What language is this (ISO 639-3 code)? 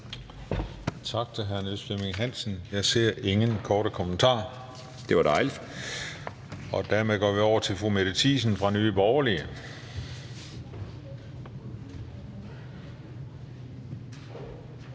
dan